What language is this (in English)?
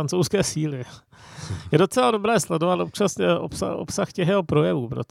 Czech